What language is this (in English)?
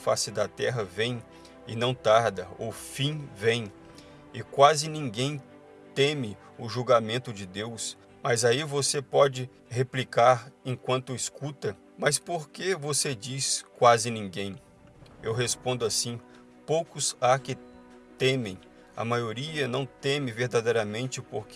Portuguese